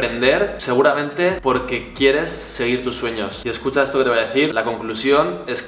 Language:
Spanish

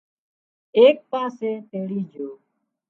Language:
Wadiyara Koli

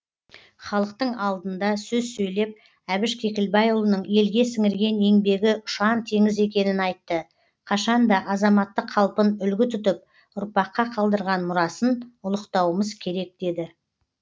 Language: Kazakh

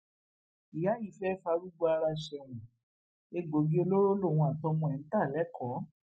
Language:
Yoruba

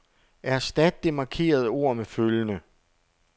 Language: Danish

